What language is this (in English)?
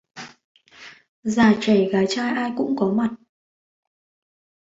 Vietnamese